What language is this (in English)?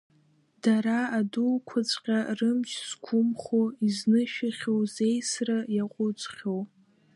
Abkhazian